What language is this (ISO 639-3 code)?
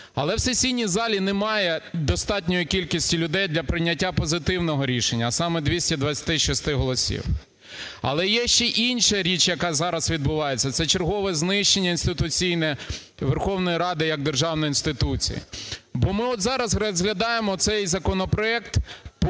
ukr